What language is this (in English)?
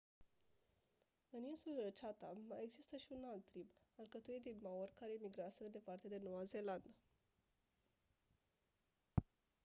Romanian